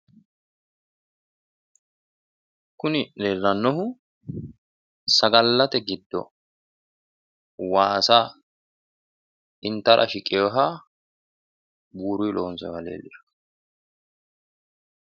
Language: Sidamo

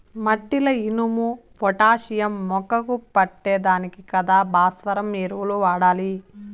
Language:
Telugu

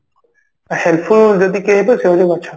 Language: Odia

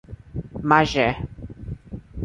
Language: Portuguese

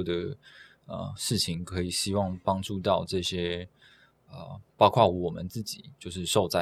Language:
Chinese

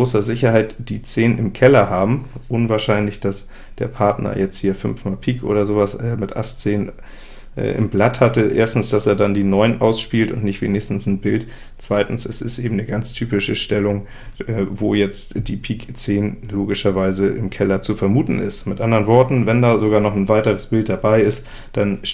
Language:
German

